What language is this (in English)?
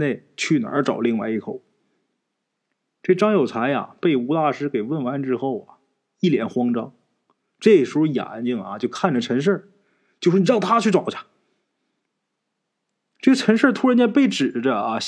Chinese